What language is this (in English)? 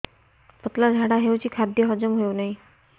Odia